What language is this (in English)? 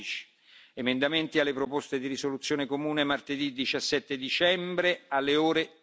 Italian